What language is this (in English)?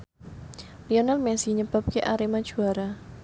Javanese